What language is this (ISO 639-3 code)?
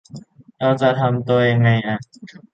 tha